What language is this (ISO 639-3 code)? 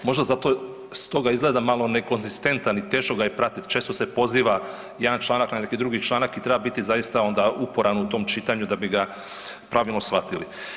hrv